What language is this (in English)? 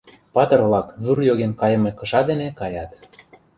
Mari